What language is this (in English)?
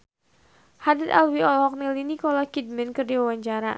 Sundanese